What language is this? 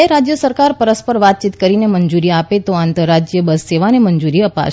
Gujarati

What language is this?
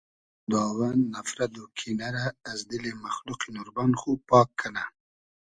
Hazaragi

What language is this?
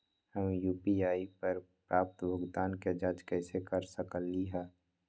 Magahi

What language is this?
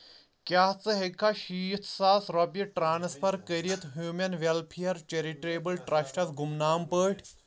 Kashmiri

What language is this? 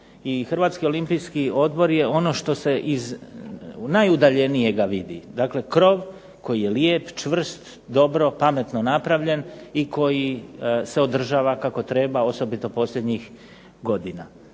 Croatian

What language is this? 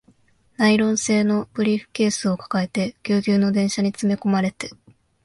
Japanese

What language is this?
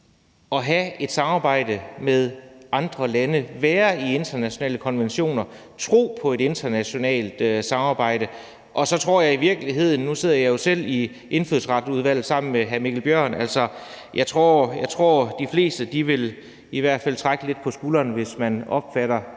Danish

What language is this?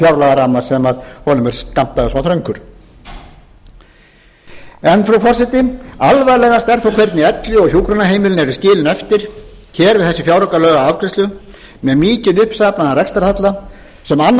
Icelandic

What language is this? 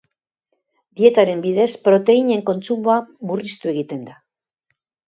Basque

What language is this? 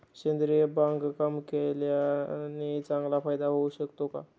Marathi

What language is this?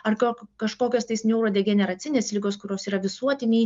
Lithuanian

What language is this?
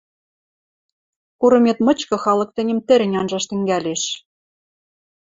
Western Mari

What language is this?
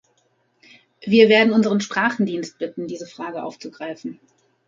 German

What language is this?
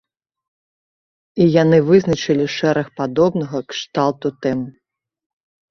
Belarusian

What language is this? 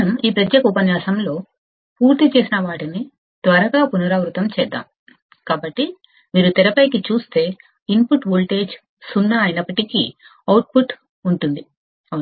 Telugu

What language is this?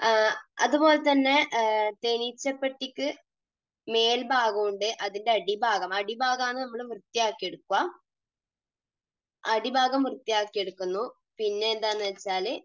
Malayalam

